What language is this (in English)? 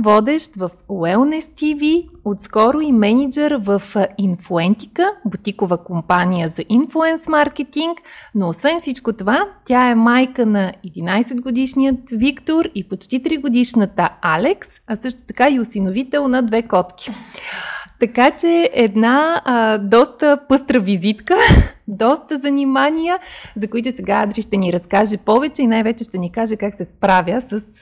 Bulgarian